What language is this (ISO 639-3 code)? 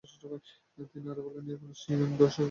ben